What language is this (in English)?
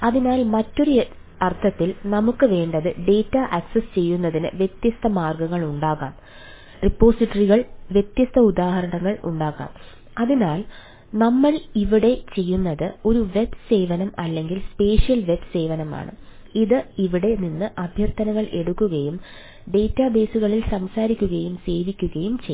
Malayalam